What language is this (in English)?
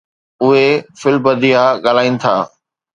Sindhi